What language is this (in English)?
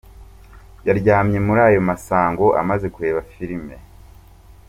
Kinyarwanda